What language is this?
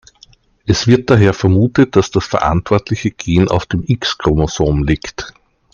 German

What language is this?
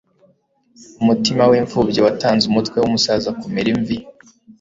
Kinyarwanda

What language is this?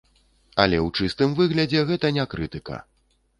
Belarusian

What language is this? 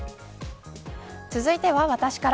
Japanese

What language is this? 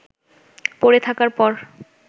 Bangla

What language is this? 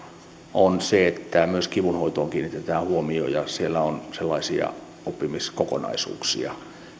Finnish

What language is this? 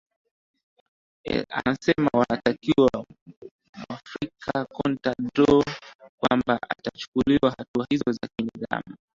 Swahili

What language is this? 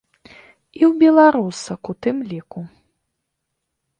Belarusian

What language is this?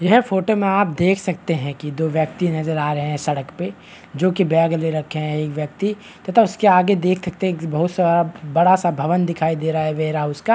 Hindi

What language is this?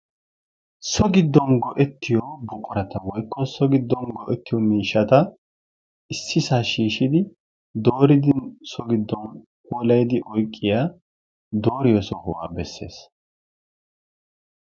Wolaytta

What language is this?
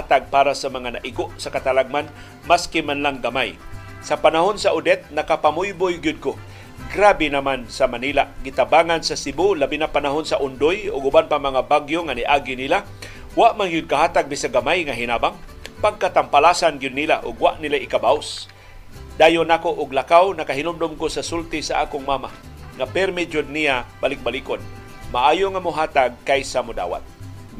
Filipino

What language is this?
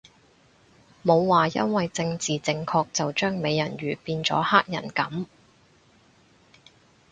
Cantonese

